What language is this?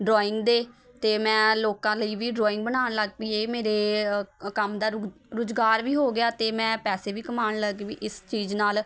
Punjabi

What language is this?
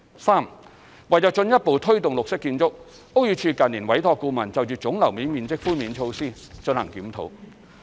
Cantonese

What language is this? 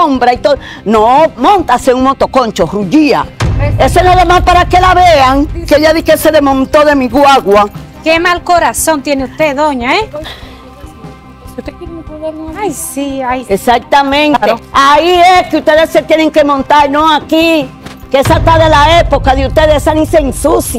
Spanish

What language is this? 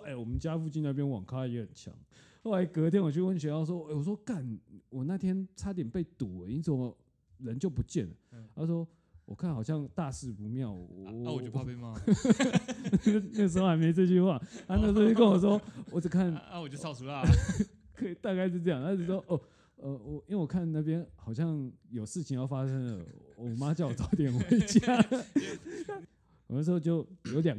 Chinese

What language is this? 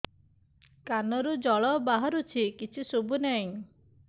Odia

